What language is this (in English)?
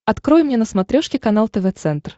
Russian